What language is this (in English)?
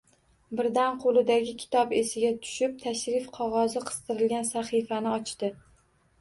Uzbek